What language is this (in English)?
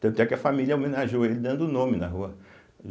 Portuguese